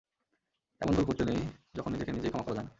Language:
Bangla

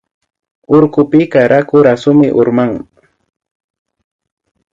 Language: Imbabura Highland Quichua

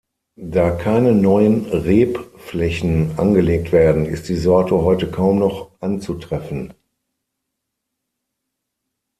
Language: German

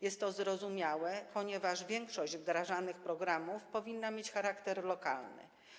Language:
Polish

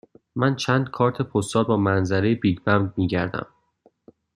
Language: Persian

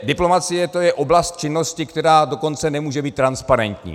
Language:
Czech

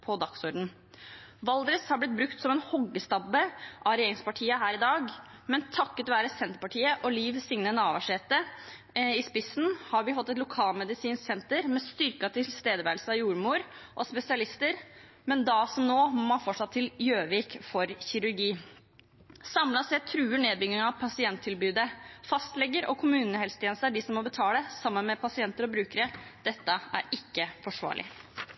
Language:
Norwegian Bokmål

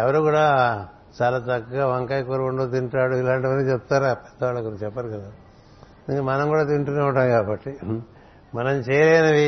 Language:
Telugu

